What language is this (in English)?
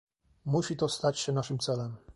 Polish